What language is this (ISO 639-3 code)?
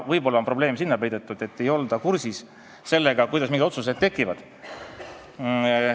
est